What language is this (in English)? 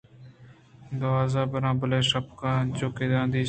Eastern Balochi